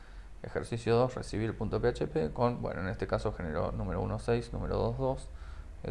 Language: Spanish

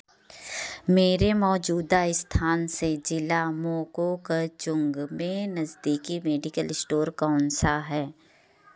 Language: Hindi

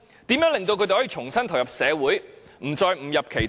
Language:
Cantonese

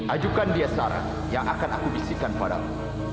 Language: Indonesian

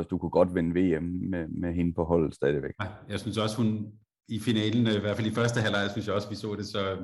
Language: Danish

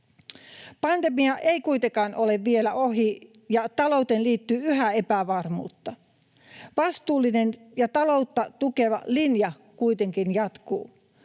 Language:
Finnish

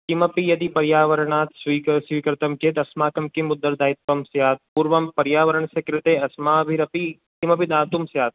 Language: Sanskrit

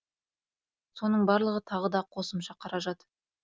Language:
Kazakh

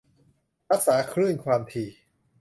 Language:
Thai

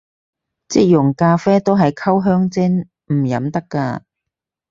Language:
Cantonese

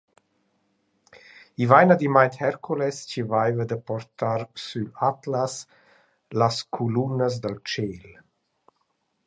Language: Romansh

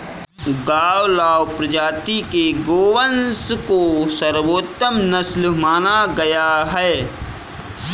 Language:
Hindi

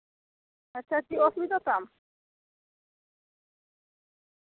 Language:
Santali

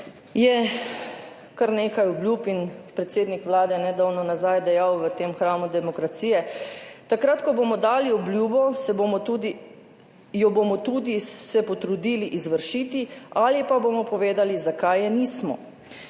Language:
Slovenian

